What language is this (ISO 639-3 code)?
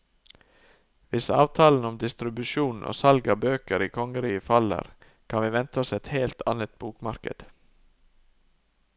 nor